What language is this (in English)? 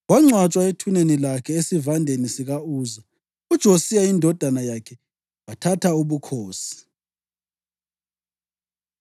North Ndebele